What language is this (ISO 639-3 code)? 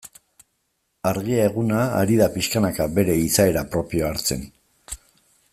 eus